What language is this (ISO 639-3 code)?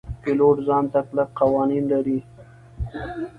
pus